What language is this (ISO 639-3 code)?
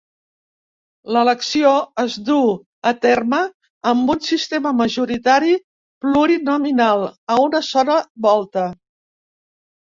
cat